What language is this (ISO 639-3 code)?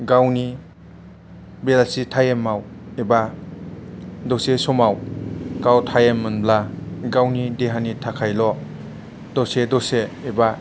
brx